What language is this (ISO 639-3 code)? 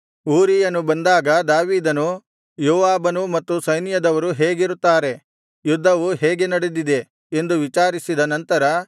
kan